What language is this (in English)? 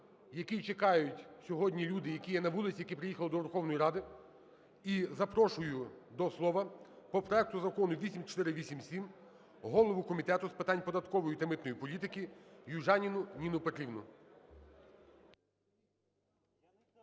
Ukrainian